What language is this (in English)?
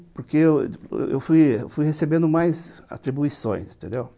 Portuguese